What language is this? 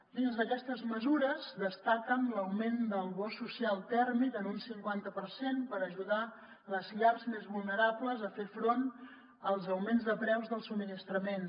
Catalan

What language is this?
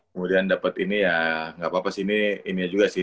Indonesian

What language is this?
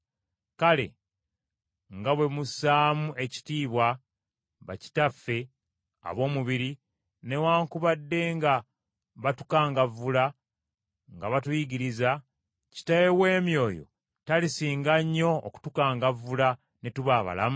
Ganda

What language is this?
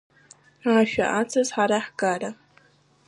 Abkhazian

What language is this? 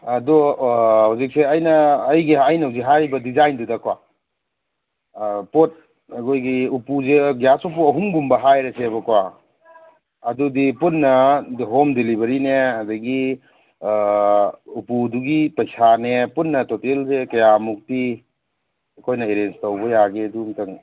Manipuri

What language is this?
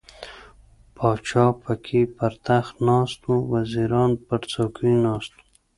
Pashto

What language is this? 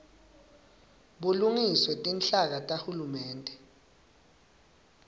Swati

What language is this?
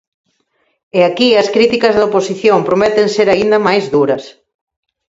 Galician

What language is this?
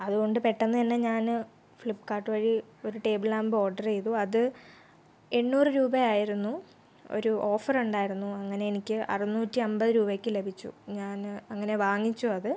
Malayalam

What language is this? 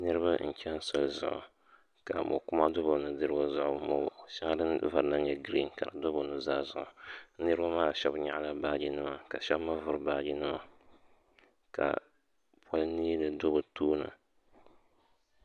Dagbani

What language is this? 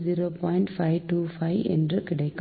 Tamil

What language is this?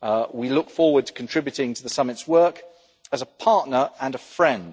English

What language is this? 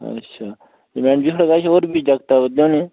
Dogri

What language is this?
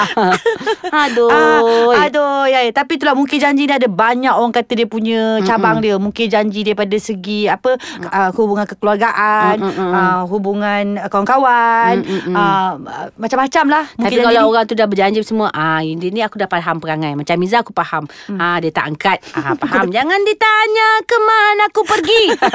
Malay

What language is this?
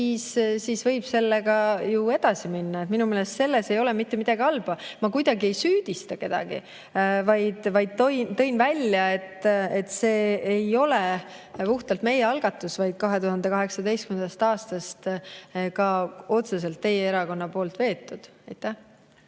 Estonian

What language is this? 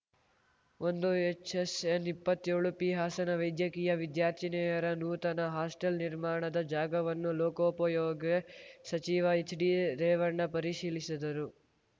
Kannada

